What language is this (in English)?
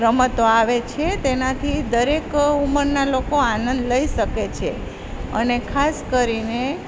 Gujarati